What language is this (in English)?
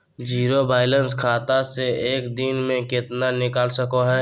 Magahi